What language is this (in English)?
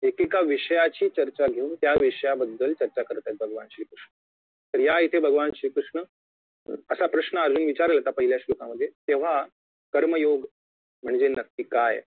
Marathi